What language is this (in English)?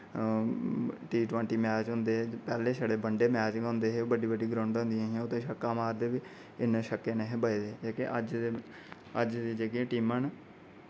Dogri